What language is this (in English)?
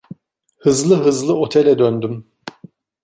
Turkish